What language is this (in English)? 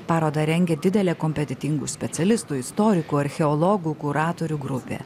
Lithuanian